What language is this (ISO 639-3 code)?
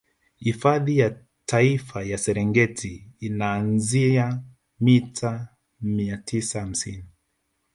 swa